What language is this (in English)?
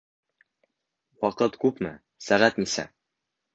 Bashkir